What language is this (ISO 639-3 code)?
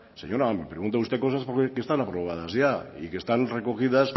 spa